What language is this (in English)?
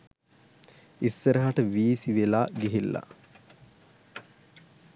Sinhala